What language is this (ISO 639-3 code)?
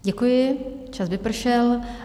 ces